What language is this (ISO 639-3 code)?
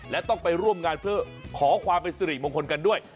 tha